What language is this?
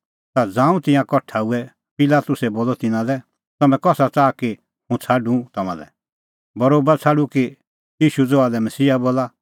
Kullu Pahari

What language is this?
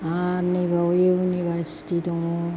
Bodo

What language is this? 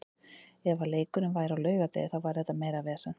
Icelandic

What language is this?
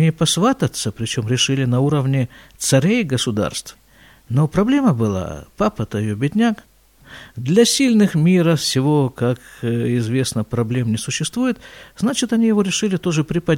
Russian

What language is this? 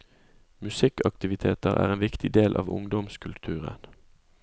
Norwegian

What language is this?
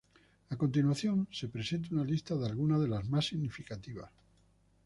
Spanish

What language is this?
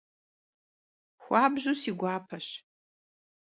Kabardian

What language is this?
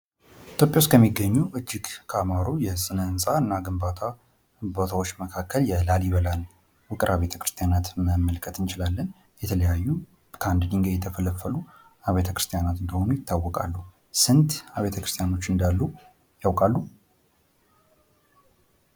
Amharic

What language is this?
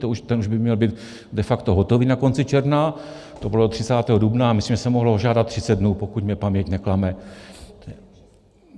Czech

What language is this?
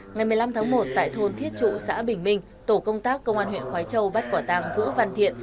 Vietnamese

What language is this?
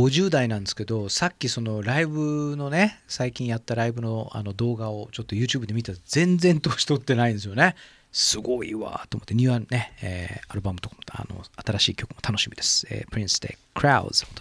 Japanese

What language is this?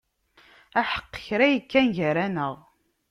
Kabyle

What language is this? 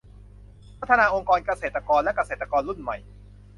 Thai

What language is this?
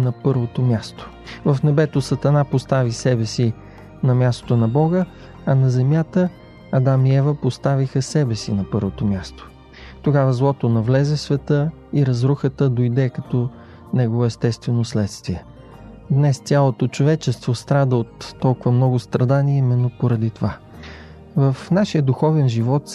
Bulgarian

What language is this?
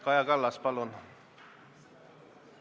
Estonian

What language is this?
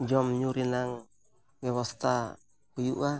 Santali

